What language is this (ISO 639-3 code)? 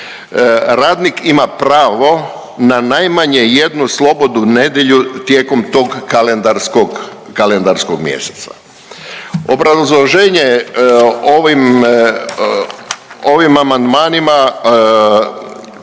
hrv